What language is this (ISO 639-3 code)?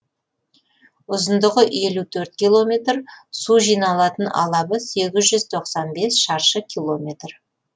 kaz